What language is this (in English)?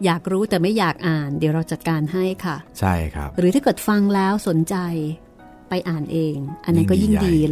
Thai